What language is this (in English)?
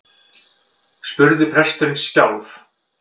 Icelandic